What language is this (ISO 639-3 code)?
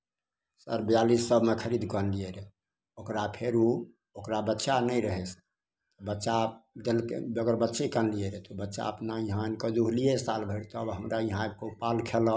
mai